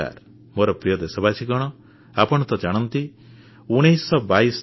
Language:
Odia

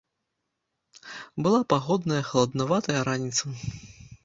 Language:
Belarusian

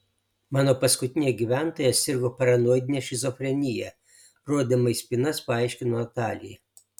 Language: Lithuanian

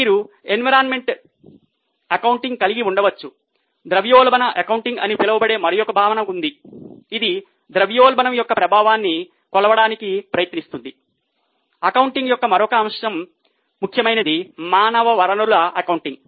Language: Telugu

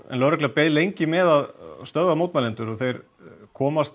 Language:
Icelandic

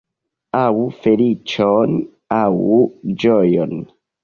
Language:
Esperanto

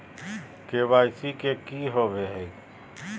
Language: Magahi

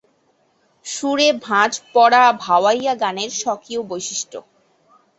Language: Bangla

